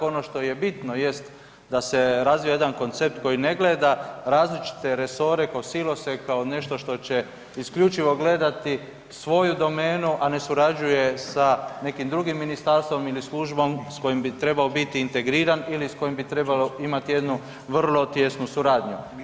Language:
Croatian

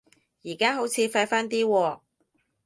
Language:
Cantonese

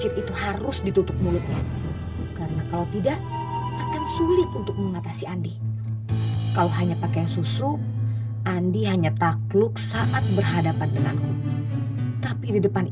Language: Indonesian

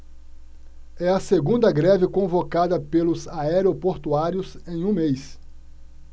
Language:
Portuguese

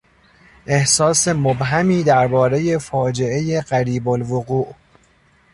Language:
Persian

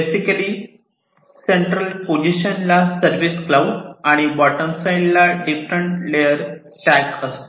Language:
Marathi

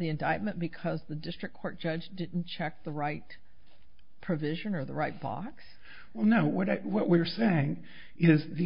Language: English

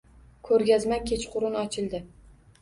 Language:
Uzbek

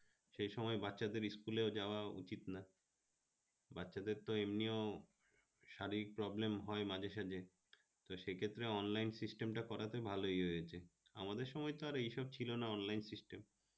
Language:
Bangla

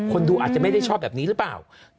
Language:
Thai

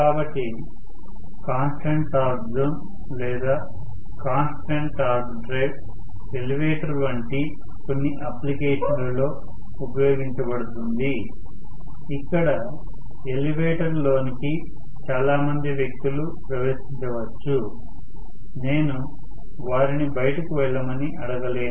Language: Telugu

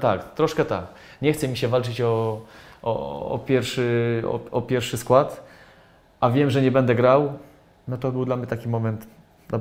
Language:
Polish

